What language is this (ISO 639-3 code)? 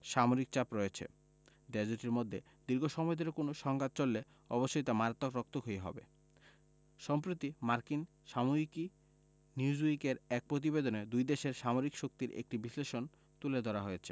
ben